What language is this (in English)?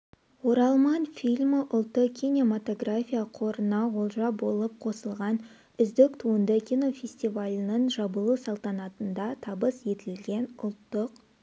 Kazakh